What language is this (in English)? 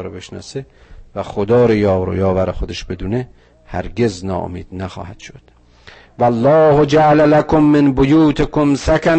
Persian